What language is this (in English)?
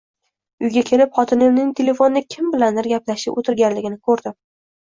Uzbek